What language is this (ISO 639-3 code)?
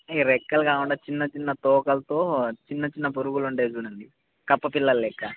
tel